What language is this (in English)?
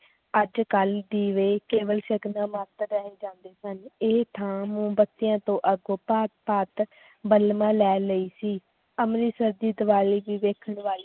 Punjabi